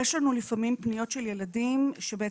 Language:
Hebrew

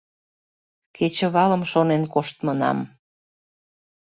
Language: Mari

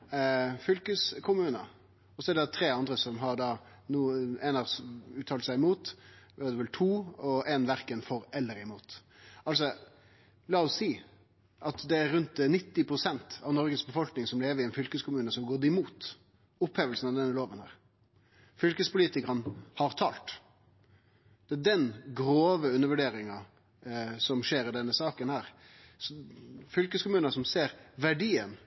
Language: Norwegian Nynorsk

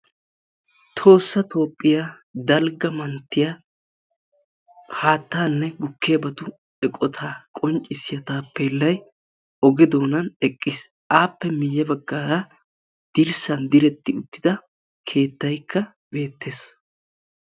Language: Wolaytta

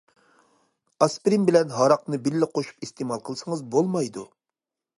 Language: Uyghur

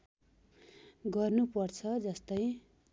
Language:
Nepali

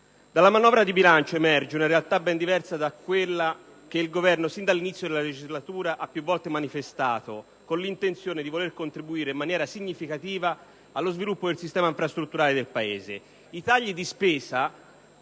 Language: Italian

